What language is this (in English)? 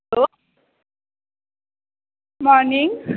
Nepali